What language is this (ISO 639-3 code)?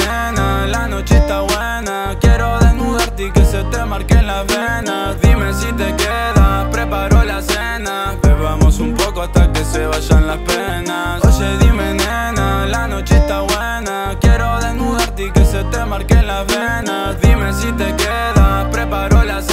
ara